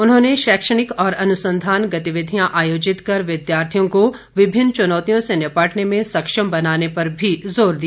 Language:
Hindi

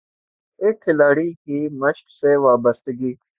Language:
Urdu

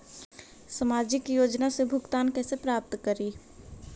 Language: Magahi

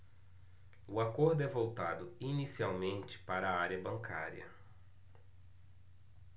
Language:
Portuguese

